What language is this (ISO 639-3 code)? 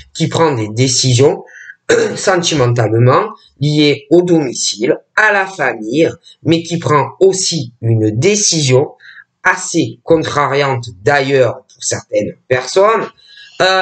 fra